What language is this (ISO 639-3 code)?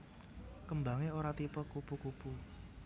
jav